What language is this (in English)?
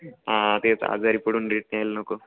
Marathi